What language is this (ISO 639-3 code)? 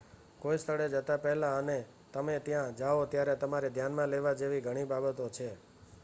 guj